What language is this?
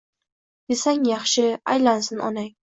Uzbek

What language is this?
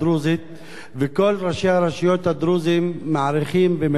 Hebrew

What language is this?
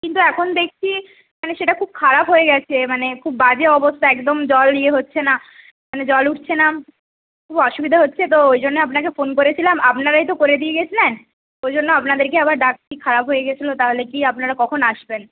Bangla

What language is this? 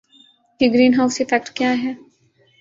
Urdu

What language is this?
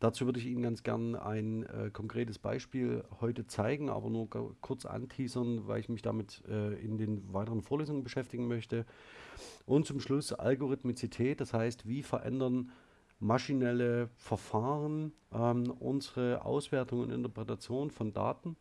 German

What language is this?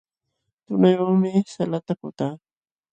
Jauja Wanca Quechua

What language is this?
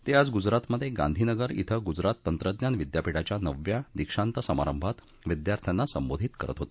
Marathi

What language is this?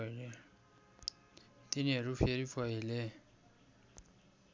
Nepali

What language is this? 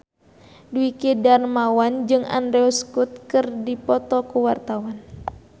Sundanese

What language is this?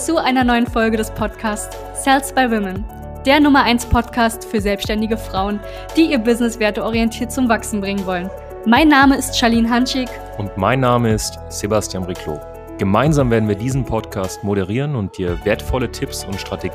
German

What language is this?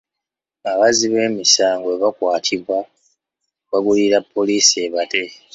Ganda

